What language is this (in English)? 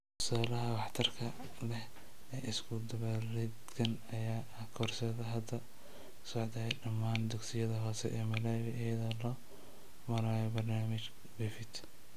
Somali